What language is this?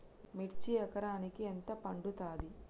Telugu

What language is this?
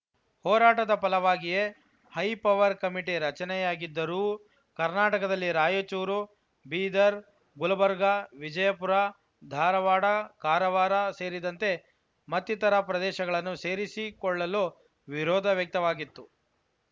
Kannada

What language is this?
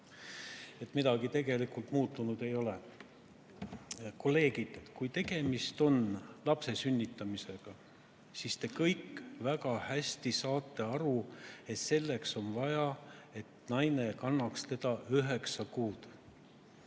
Estonian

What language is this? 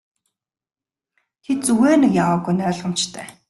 Mongolian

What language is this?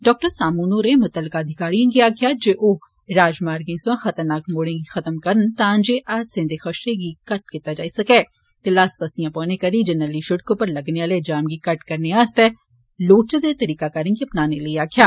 Dogri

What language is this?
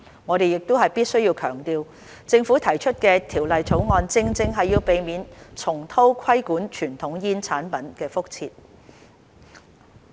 Cantonese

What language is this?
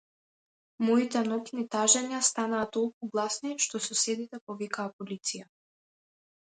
Macedonian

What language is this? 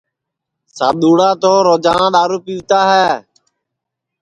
Sansi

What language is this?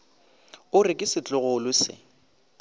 Northern Sotho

